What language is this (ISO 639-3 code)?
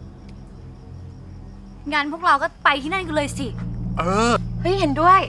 tha